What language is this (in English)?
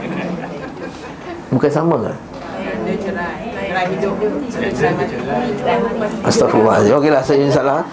Malay